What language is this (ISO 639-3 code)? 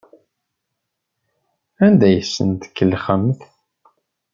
kab